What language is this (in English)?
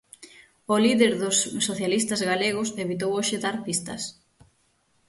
Galician